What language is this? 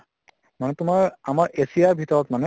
Assamese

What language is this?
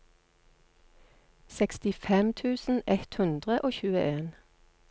Norwegian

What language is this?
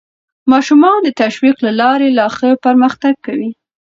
Pashto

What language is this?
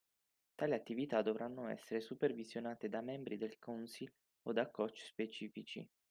Italian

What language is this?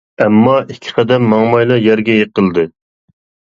Uyghur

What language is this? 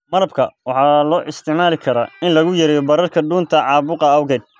Somali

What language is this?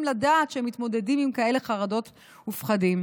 Hebrew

